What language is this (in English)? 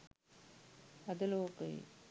Sinhala